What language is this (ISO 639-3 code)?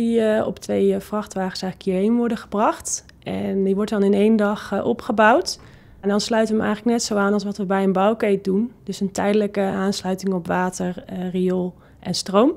nld